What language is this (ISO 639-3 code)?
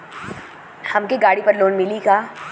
bho